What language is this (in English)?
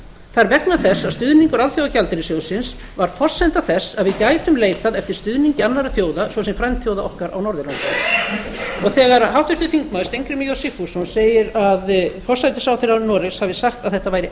Icelandic